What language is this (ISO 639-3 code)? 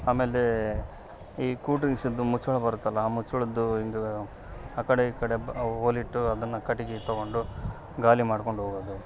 kan